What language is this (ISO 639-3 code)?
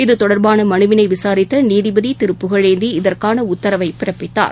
tam